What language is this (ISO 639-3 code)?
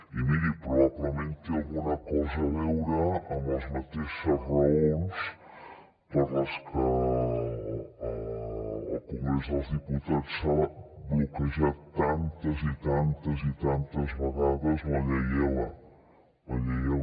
cat